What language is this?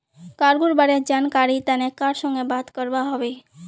Magahi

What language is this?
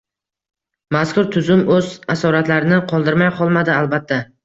Uzbek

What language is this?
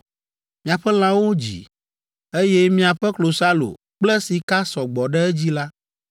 Ewe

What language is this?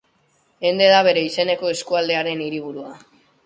Basque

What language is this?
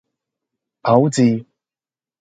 Cantonese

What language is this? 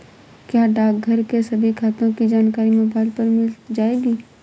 Hindi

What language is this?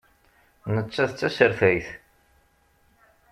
Kabyle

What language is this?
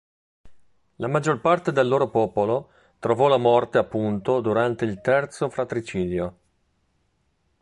Italian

